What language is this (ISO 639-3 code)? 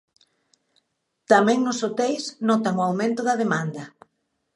glg